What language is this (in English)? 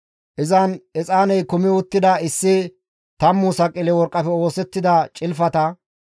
Gamo